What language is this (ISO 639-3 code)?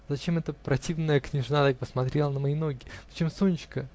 rus